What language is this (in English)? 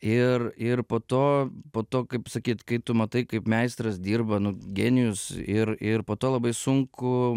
Lithuanian